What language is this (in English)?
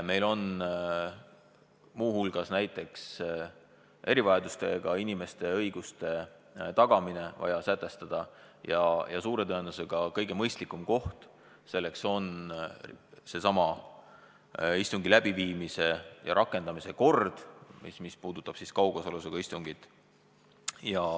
Estonian